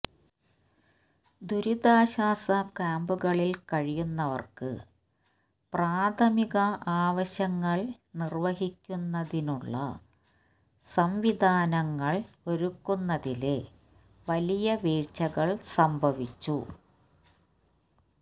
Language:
Malayalam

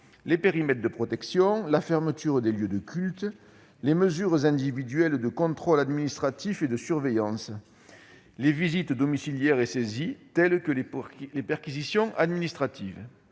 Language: French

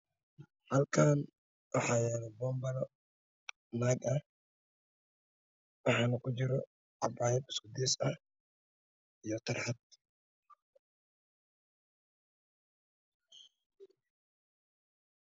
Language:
Somali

